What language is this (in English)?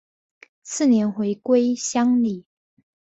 Chinese